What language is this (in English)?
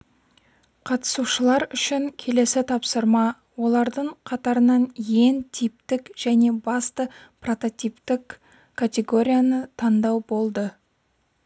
Kazakh